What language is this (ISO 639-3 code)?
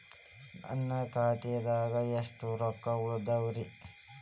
kan